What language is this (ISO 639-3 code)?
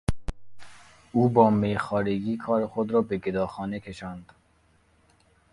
fas